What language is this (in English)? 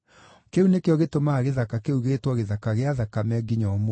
Kikuyu